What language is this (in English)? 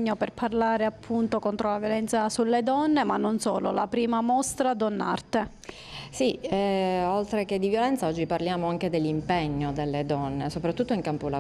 Italian